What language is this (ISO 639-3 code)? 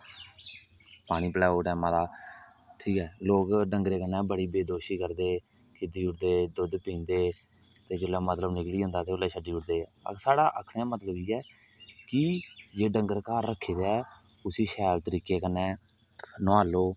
doi